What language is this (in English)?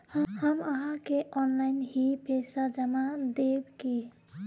Magahi